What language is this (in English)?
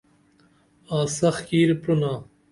Dameli